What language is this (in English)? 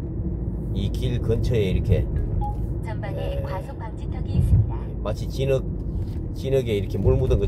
Korean